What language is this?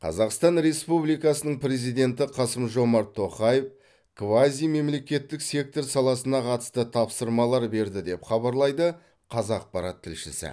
Kazakh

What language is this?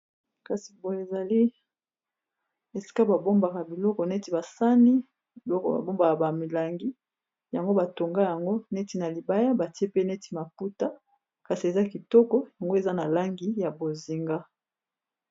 Lingala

